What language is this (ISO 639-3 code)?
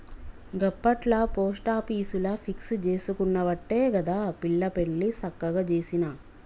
tel